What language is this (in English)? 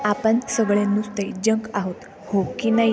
Marathi